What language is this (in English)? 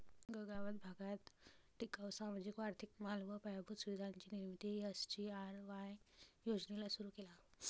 Marathi